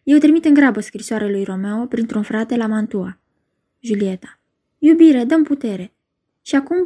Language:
Romanian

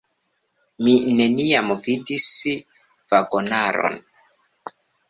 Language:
Esperanto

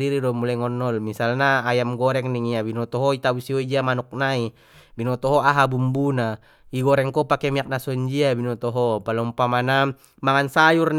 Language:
Batak Mandailing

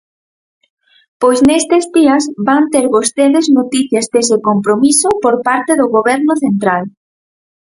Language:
Galician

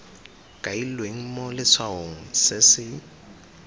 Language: Tswana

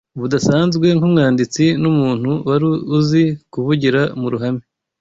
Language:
Kinyarwanda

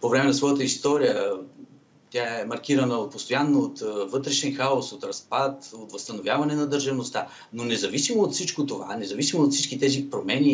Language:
Bulgarian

